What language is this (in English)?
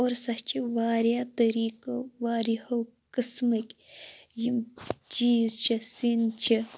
Kashmiri